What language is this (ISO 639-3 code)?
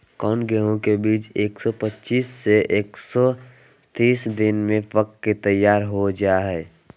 mag